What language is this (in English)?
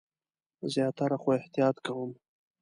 Pashto